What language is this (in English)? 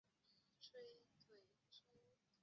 Chinese